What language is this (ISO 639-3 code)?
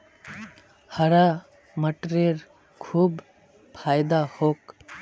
mag